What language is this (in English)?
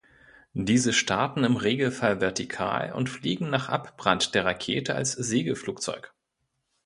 German